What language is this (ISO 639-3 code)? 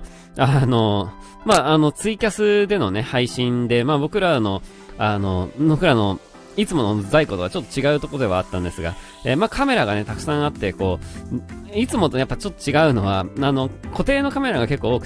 jpn